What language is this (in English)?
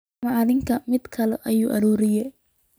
Somali